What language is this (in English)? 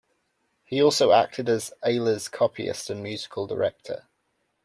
English